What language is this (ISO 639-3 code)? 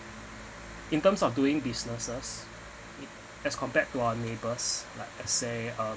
eng